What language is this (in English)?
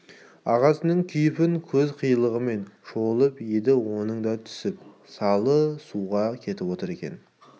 Kazakh